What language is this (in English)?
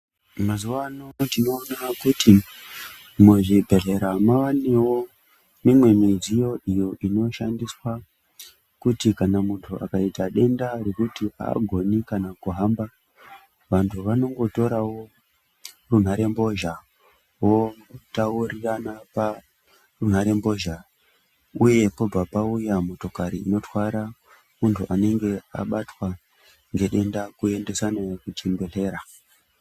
Ndau